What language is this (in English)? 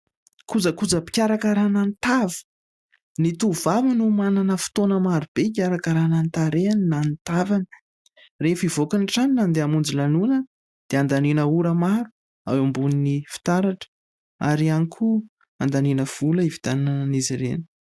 Malagasy